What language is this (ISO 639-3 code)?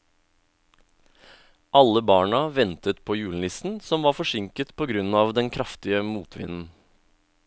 nor